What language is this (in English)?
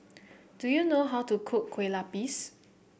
English